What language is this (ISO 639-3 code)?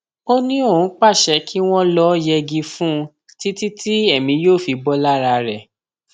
yor